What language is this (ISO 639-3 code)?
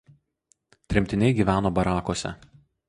lit